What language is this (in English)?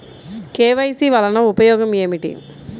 Telugu